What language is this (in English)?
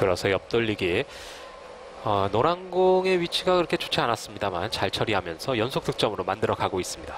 Korean